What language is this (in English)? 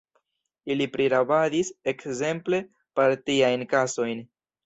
Esperanto